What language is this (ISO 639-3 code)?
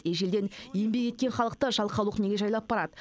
kaz